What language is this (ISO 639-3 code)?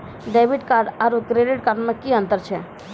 mai